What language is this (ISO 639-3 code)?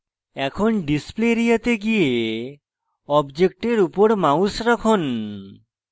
ben